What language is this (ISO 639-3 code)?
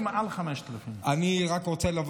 heb